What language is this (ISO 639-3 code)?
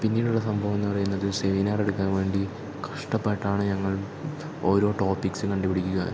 mal